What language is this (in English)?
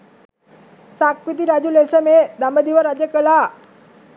Sinhala